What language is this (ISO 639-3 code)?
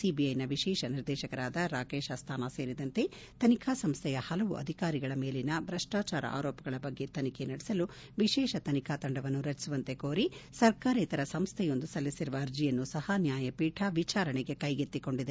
kan